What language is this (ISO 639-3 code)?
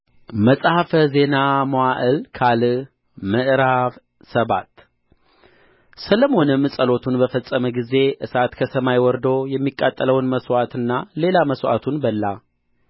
amh